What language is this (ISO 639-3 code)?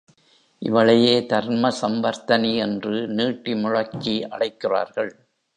tam